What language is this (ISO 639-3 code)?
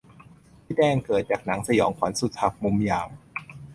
tha